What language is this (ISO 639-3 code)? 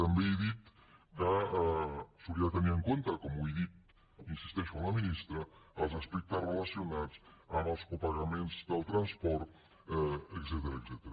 cat